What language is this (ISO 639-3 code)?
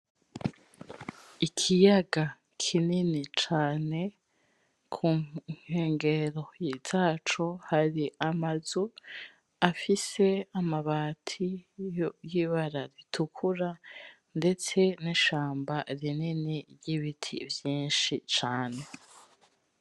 run